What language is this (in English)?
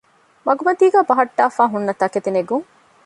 Divehi